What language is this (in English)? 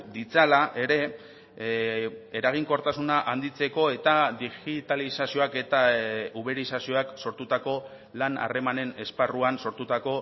Basque